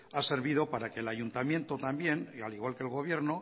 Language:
Spanish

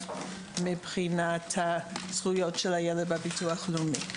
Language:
Hebrew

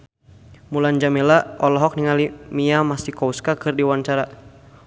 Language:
Sundanese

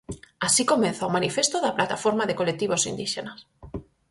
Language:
Galician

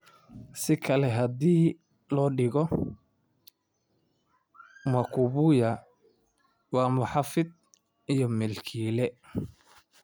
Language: Somali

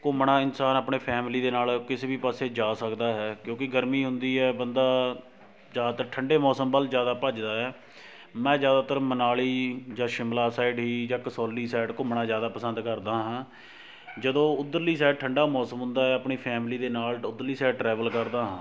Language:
Punjabi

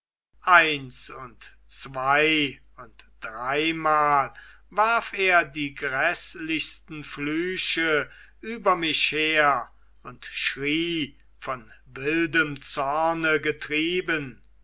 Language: German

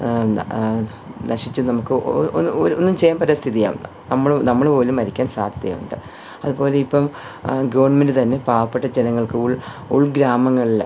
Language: Malayalam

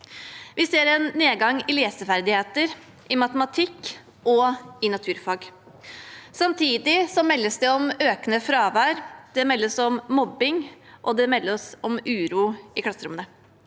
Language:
Norwegian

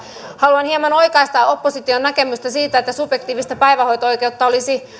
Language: Finnish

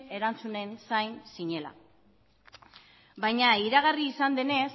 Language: Basque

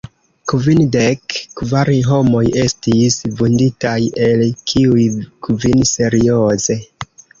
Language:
Esperanto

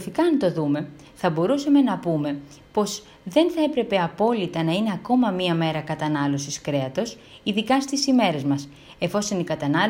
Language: Greek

